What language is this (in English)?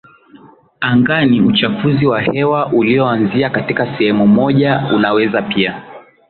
Swahili